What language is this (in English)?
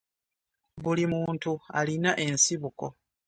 Ganda